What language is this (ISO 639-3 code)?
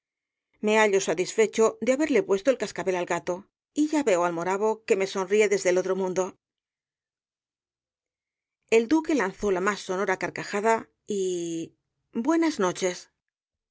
spa